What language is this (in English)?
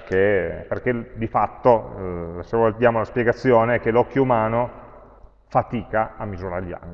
Italian